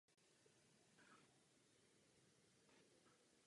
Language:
Czech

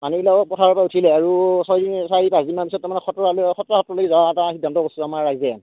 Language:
Assamese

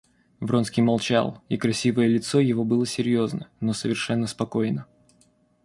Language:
Russian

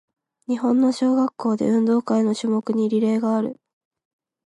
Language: Japanese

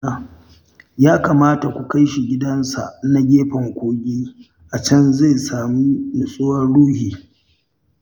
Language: Hausa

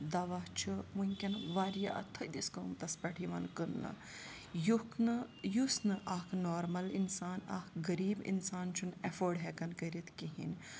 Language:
Kashmiri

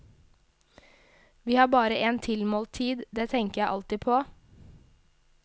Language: Norwegian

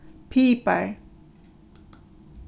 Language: Faroese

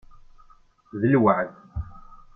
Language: Kabyle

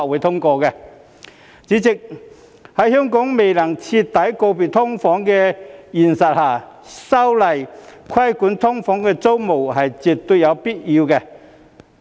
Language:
Cantonese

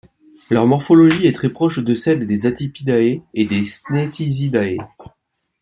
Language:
French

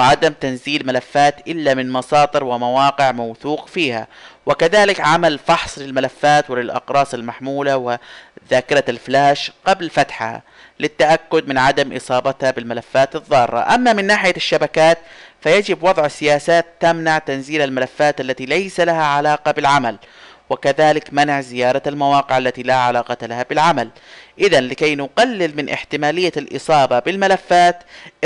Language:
Arabic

